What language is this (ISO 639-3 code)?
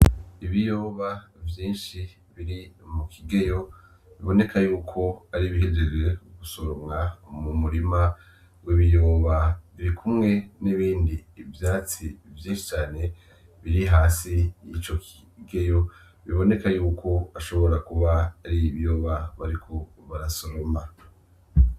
run